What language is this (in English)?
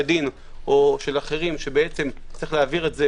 Hebrew